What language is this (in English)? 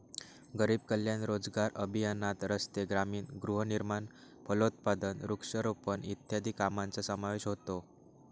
Marathi